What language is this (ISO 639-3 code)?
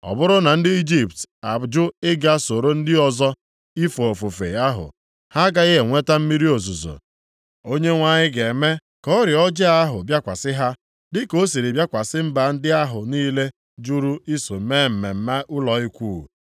ibo